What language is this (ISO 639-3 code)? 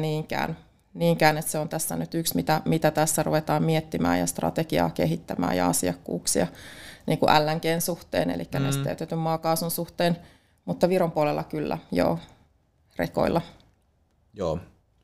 fin